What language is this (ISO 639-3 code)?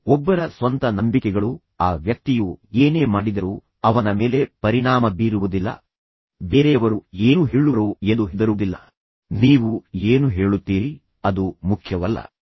kan